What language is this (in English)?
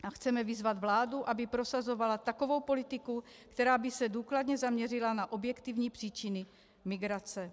Czech